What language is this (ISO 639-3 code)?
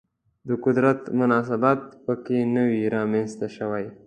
pus